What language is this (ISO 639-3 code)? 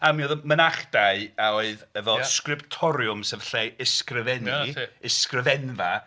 cym